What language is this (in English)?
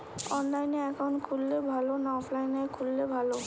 Bangla